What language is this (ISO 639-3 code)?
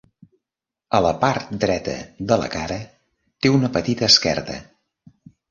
cat